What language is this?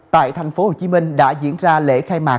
Vietnamese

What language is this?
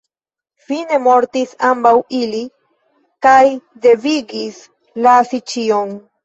Esperanto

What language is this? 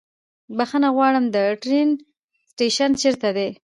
Pashto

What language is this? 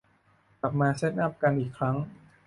Thai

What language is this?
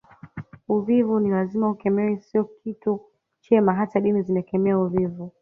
Swahili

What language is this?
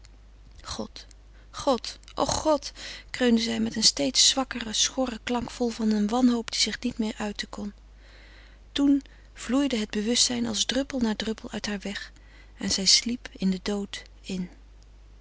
Dutch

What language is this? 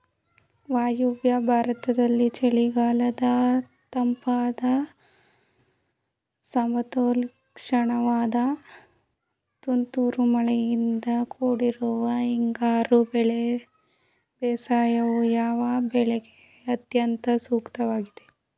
Kannada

